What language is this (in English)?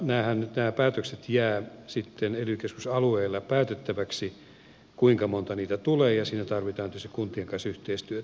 Finnish